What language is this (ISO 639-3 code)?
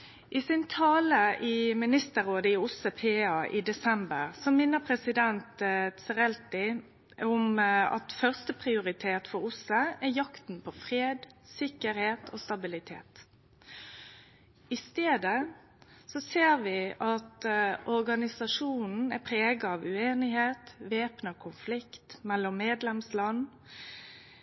nno